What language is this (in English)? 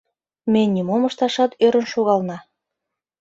Mari